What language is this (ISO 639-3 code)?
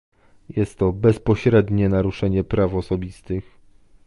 pol